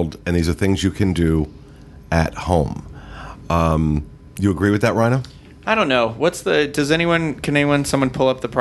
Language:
English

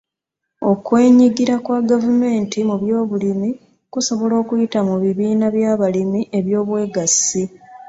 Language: Ganda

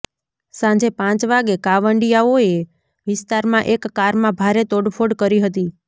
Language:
Gujarati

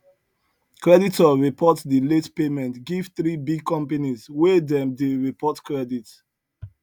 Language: Nigerian Pidgin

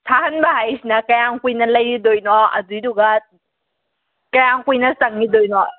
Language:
Manipuri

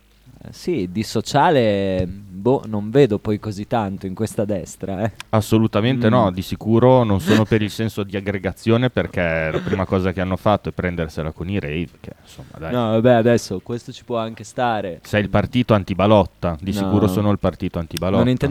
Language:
Italian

